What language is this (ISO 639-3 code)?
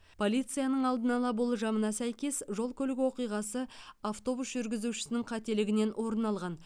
kaz